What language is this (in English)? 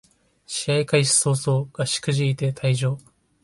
Japanese